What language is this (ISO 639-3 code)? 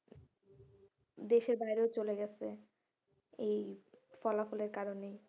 ben